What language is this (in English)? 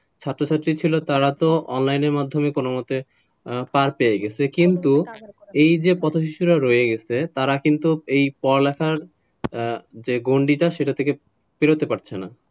Bangla